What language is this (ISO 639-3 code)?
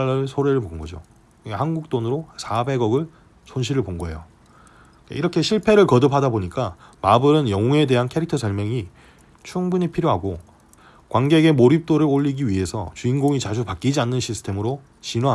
kor